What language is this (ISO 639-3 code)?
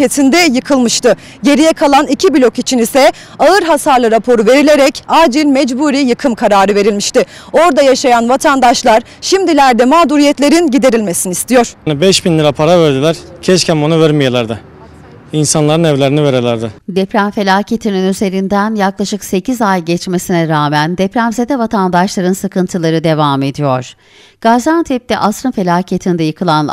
tur